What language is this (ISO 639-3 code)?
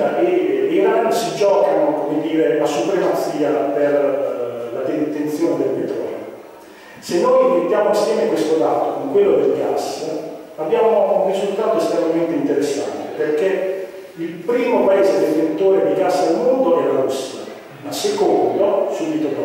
ita